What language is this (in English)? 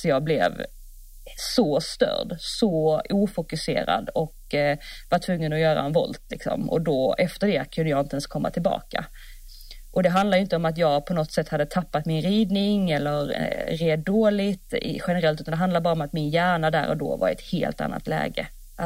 Swedish